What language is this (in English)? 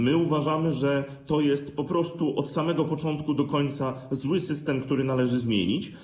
Polish